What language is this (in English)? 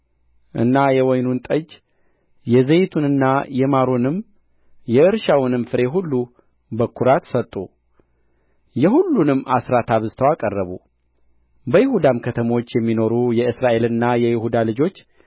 Amharic